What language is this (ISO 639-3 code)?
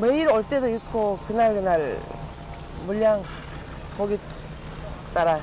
kor